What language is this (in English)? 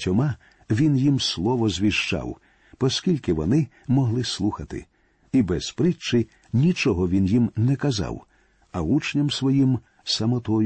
Ukrainian